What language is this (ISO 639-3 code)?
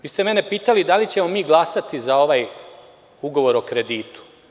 srp